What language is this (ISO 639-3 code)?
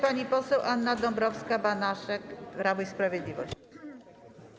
pol